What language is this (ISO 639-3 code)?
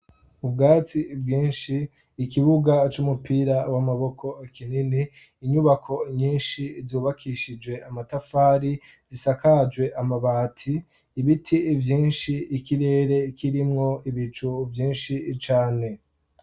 run